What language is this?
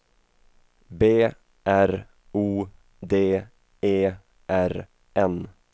Swedish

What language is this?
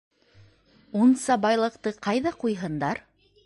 Bashkir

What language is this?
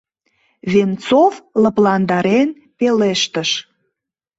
Mari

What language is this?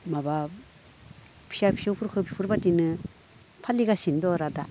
Bodo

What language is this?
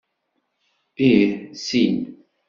Kabyle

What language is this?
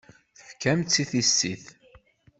Kabyle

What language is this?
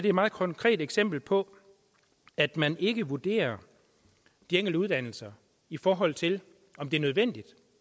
Danish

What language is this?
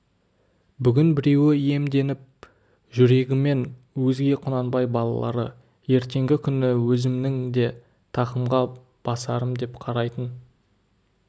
Kazakh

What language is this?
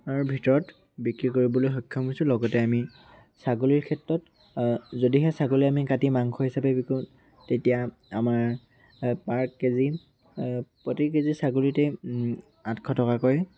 Assamese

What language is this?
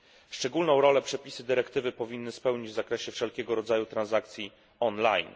Polish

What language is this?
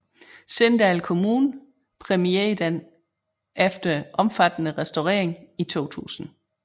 Danish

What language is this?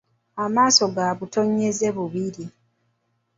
Ganda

